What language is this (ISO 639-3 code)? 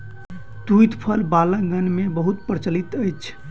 mai